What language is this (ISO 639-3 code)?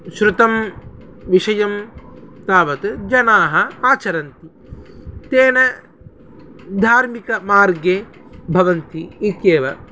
san